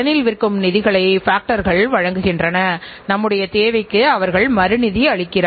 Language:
Tamil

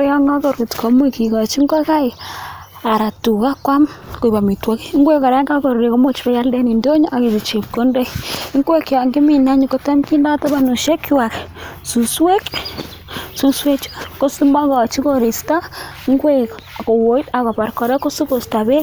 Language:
Kalenjin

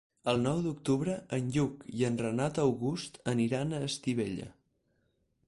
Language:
Catalan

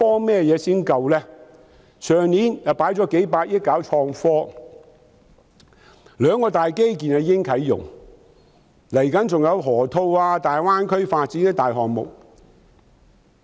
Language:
Cantonese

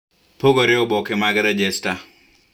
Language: Luo (Kenya and Tanzania)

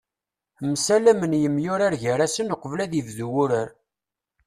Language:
Kabyle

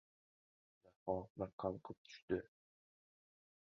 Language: Uzbek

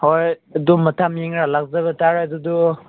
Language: Manipuri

